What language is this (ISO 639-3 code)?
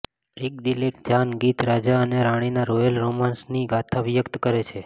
guj